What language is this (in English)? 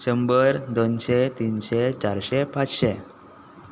Konkani